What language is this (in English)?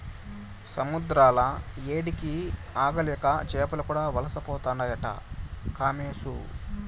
Telugu